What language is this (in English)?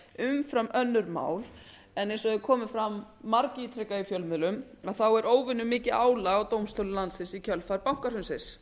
Icelandic